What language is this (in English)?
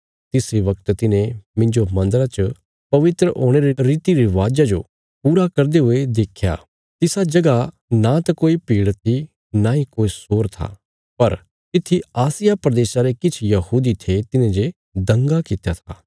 Bilaspuri